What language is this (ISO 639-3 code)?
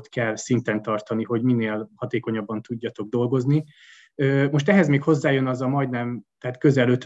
hun